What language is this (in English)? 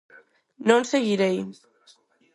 Galician